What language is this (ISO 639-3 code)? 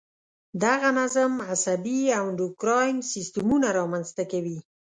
pus